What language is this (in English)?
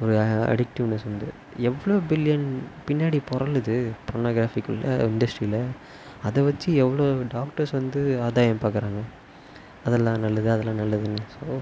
Tamil